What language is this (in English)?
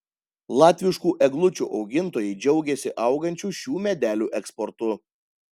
Lithuanian